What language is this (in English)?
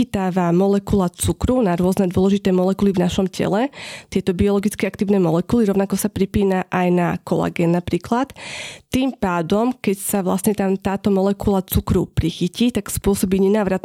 Slovak